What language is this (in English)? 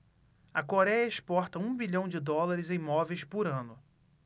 Portuguese